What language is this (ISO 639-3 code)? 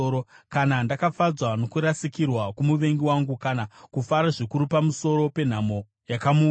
sna